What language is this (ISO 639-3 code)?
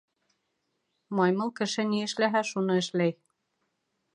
bak